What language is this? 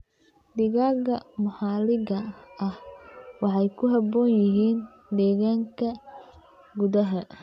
Somali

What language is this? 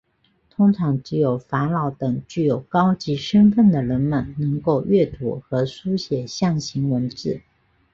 Chinese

